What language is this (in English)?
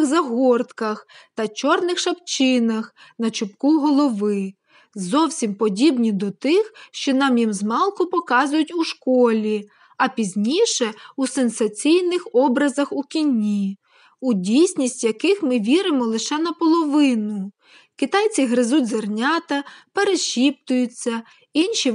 Ukrainian